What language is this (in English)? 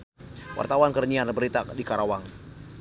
Sundanese